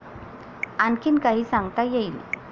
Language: Marathi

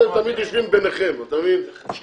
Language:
Hebrew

